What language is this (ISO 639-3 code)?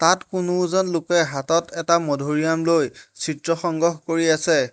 asm